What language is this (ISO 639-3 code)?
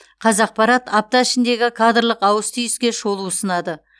kaz